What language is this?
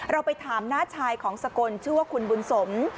Thai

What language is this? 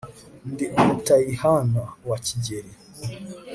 Kinyarwanda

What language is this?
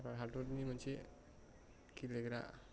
Bodo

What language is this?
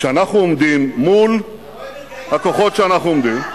Hebrew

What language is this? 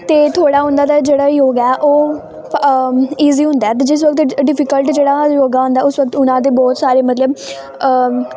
Punjabi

